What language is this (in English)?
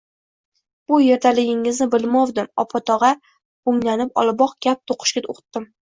Uzbek